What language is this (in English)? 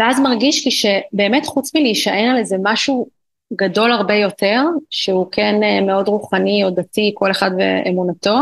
Hebrew